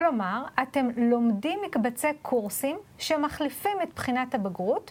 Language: Hebrew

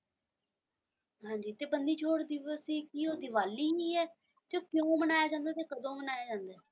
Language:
Punjabi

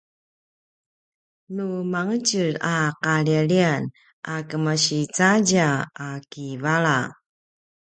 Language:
Paiwan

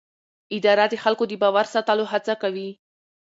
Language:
Pashto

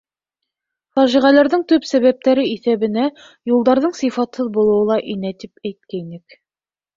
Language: Bashkir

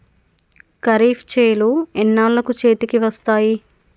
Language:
Telugu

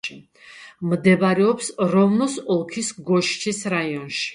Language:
Georgian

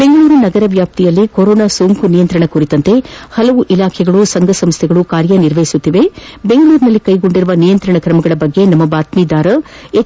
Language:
Kannada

